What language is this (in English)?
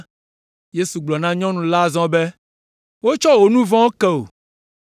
Ewe